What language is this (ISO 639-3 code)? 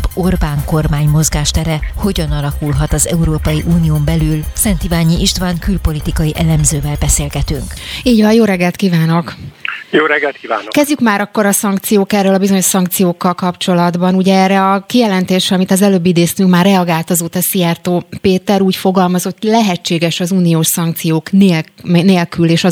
hun